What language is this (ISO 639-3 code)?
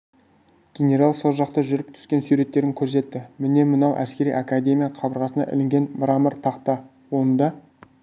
kaz